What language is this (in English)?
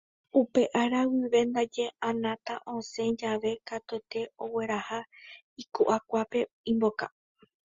Guarani